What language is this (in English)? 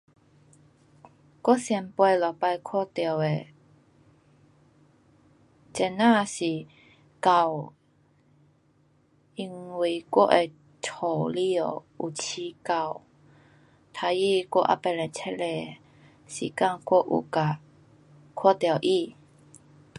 Pu-Xian Chinese